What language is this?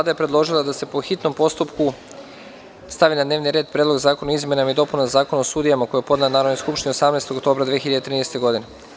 Serbian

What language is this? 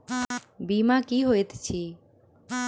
Maithili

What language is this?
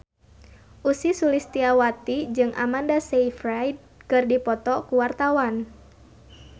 Sundanese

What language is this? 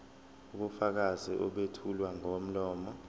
Zulu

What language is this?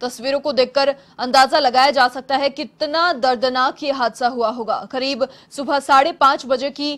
Hindi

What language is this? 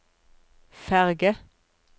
Norwegian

